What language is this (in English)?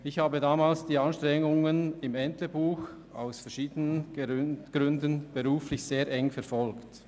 Swiss German